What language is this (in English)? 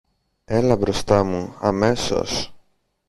Greek